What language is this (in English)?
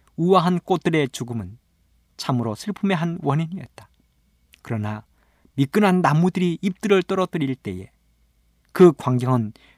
Korean